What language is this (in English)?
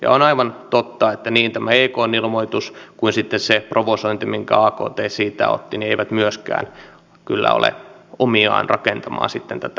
Finnish